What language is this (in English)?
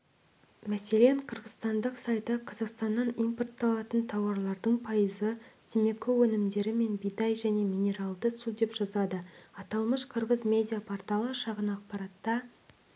Kazakh